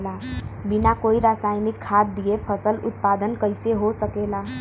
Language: Bhojpuri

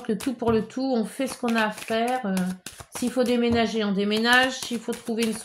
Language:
French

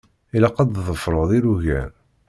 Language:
Kabyle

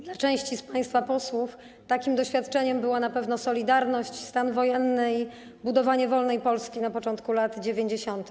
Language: Polish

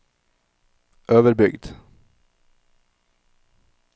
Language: Norwegian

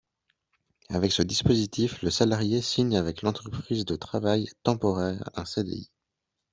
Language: French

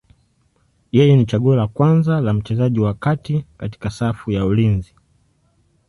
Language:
Swahili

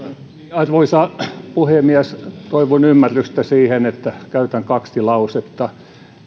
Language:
Finnish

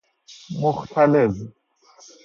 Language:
Persian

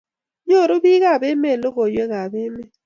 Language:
Kalenjin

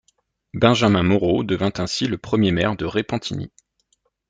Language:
French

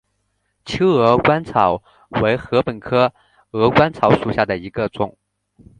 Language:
Chinese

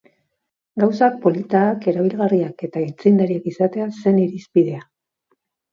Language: Basque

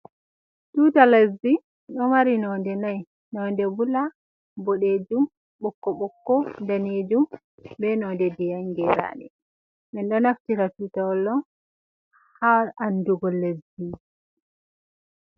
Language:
Fula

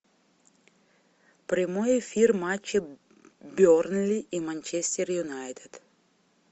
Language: Russian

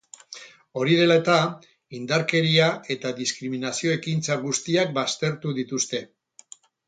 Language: Basque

